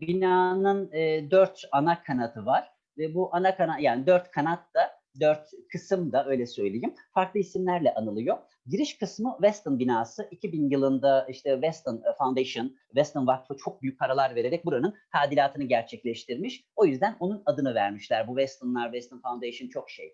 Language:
Turkish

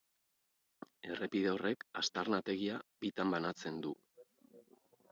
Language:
Basque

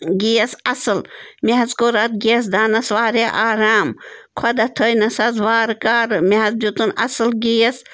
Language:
Kashmiri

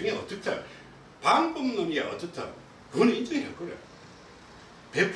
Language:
Korean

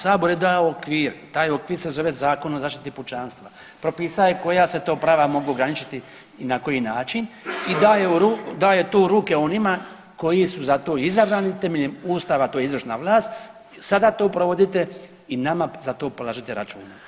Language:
Croatian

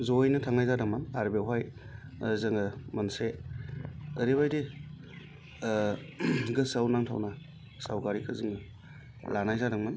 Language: Bodo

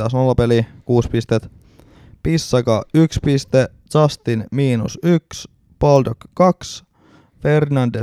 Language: Finnish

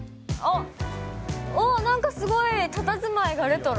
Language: Japanese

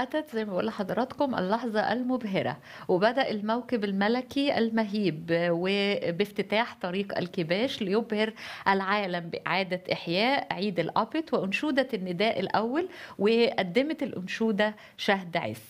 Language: Arabic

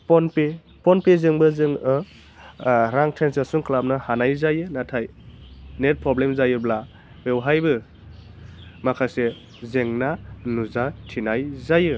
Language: Bodo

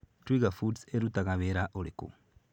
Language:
Kikuyu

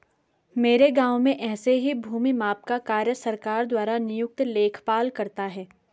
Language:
Hindi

